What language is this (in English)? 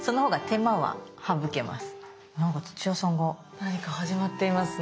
Japanese